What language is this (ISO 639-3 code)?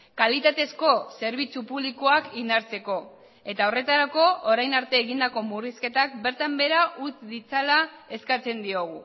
eus